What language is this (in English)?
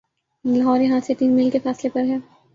Urdu